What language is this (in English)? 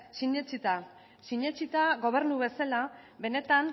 Basque